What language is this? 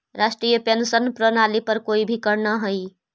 Magahi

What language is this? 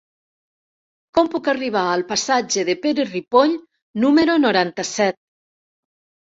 Catalan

